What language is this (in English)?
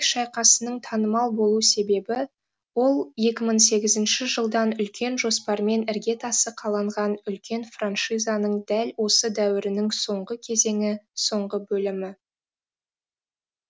Kazakh